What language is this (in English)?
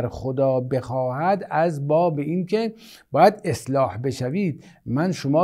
Persian